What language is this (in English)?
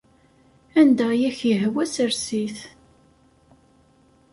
Kabyle